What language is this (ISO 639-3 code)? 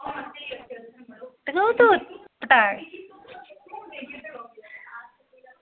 doi